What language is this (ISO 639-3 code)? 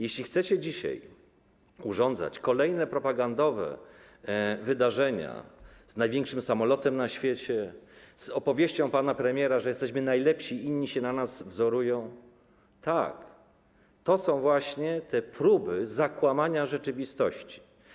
pol